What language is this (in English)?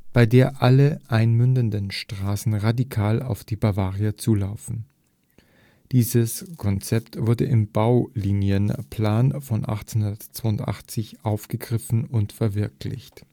German